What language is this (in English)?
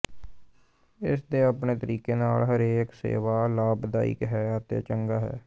Punjabi